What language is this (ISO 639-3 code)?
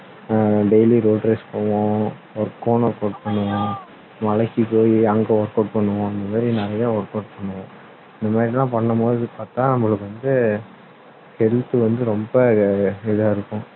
tam